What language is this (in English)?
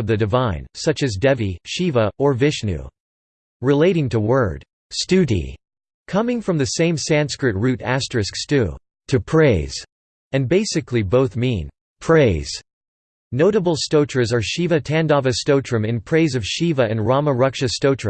English